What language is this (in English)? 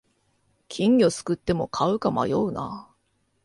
Japanese